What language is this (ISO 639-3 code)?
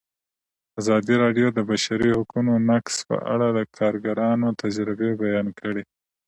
pus